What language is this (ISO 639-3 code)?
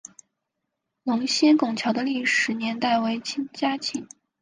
zho